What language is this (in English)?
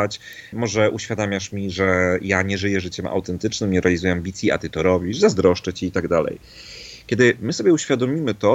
Polish